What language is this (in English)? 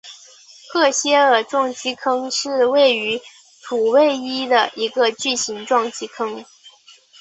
Chinese